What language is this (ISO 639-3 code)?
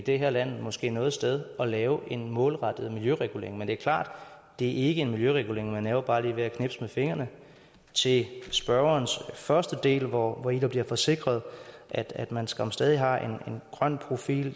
dan